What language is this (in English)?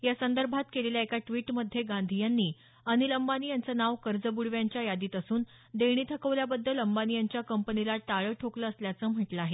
Marathi